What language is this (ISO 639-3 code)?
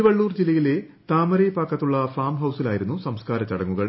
mal